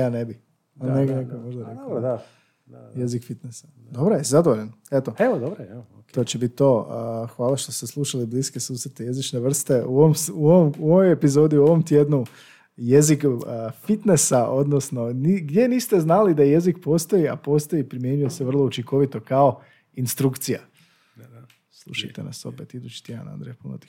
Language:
Croatian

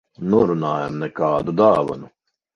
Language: Latvian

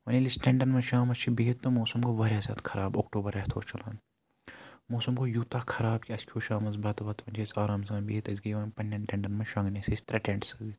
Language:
Kashmiri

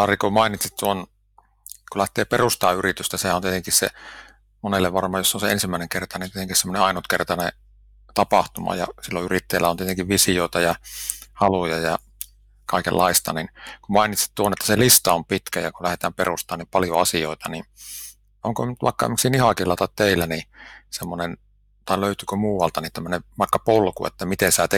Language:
Finnish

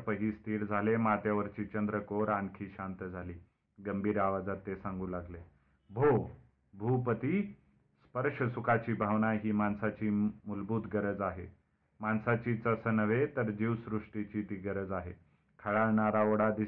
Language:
Marathi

